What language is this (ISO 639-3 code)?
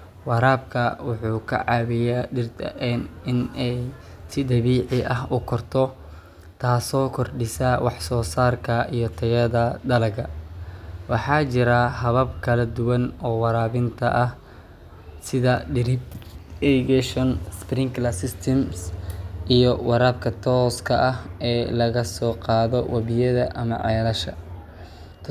som